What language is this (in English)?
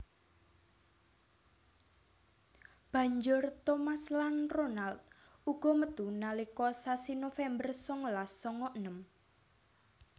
Javanese